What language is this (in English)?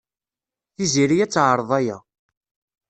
Kabyle